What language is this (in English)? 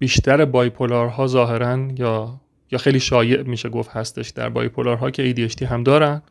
Persian